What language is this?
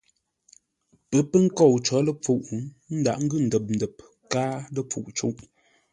Ngombale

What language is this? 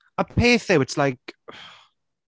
Welsh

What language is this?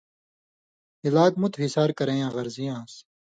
Indus Kohistani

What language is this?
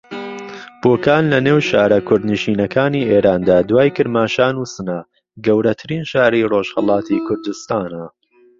Central Kurdish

